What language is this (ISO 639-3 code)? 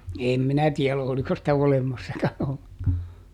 fin